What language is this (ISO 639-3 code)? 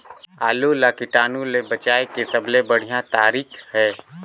hne